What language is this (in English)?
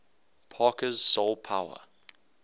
English